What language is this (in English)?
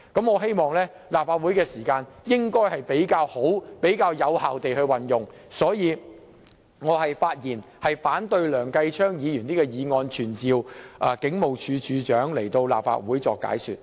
Cantonese